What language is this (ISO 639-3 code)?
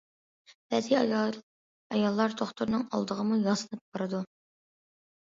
uig